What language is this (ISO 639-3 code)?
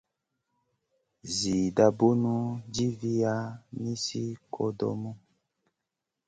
mcn